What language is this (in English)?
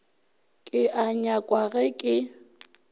Northern Sotho